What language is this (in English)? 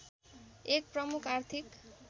Nepali